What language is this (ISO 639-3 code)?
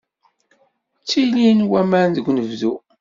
kab